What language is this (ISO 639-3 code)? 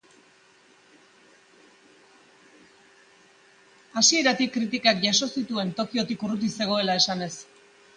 eus